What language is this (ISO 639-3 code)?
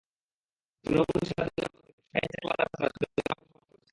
ben